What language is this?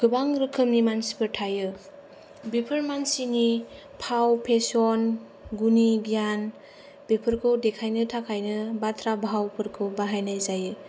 Bodo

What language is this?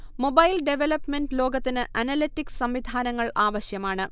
Malayalam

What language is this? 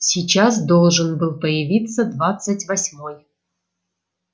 Russian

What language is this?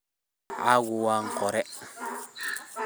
Somali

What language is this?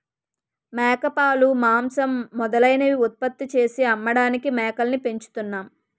Telugu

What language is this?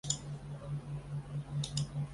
Chinese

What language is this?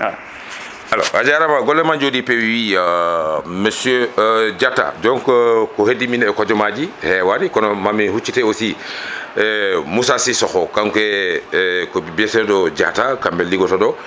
Fula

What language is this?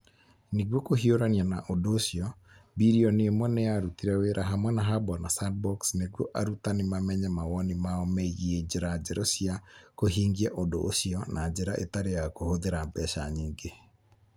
Kikuyu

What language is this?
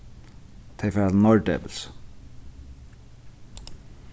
Faroese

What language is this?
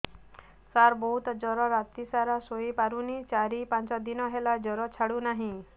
Odia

